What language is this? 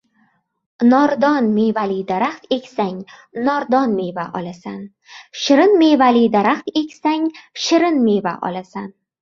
Uzbek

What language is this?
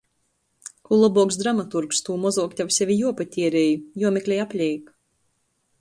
Latgalian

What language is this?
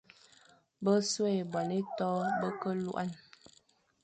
Fang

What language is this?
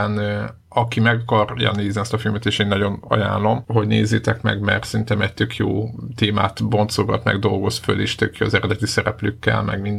Hungarian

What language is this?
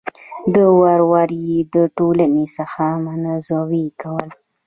Pashto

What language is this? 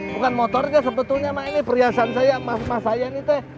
Indonesian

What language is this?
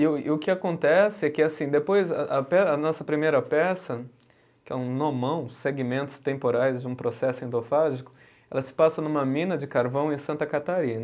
Portuguese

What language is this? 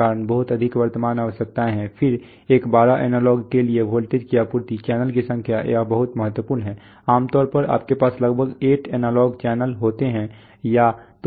Hindi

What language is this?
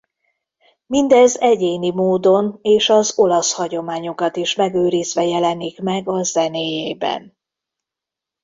Hungarian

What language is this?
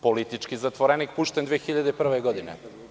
Serbian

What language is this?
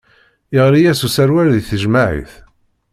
Kabyle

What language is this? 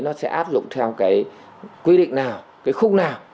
Vietnamese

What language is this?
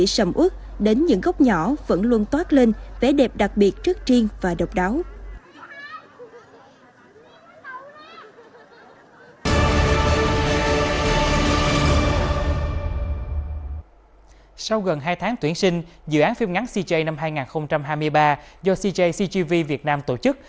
Vietnamese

